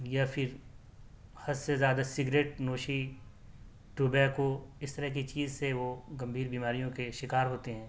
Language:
Urdu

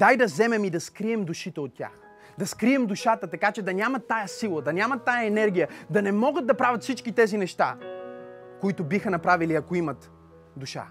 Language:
Bulgarian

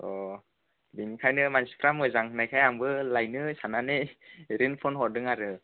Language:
Bodo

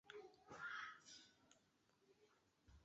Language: Chinese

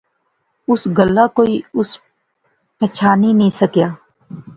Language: Pahari-Potwari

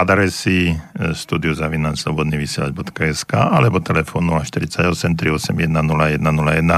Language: Slovak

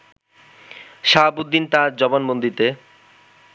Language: Bangla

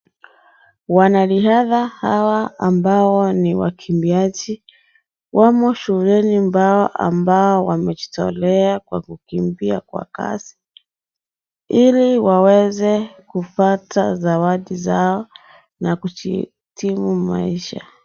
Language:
Swahili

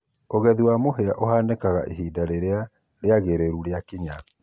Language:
Kikuyu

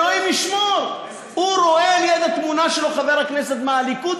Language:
Hebrew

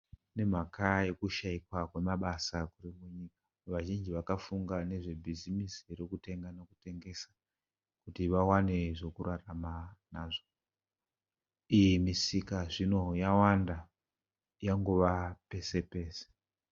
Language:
Shona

